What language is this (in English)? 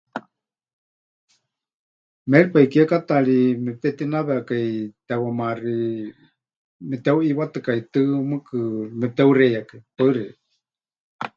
Huichol